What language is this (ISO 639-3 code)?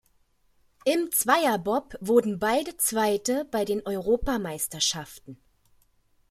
deu